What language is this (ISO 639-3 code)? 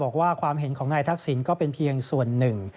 tha